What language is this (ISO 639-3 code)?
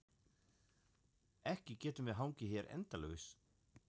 isl